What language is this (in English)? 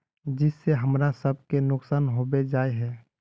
Magahi